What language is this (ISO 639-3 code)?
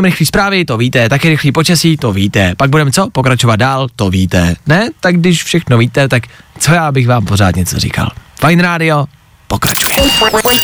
ces